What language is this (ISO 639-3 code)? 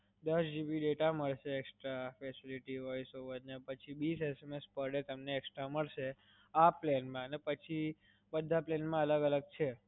guj